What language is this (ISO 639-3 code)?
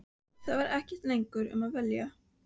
isl